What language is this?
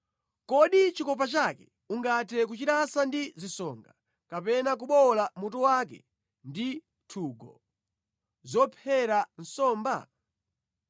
Nyanja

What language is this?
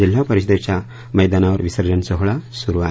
Marathi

